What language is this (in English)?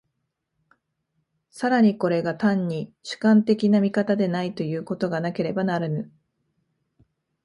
Japanese